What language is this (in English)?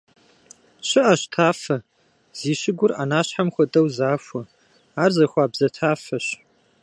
Kabardian